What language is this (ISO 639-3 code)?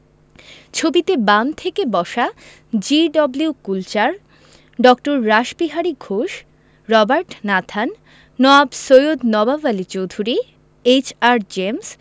ben